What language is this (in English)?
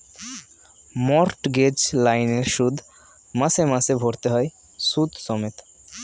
Bangla